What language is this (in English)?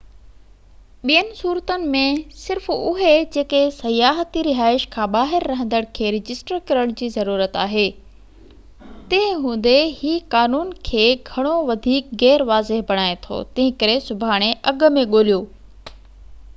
Sindhi